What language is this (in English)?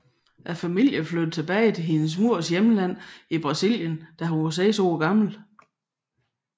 Danish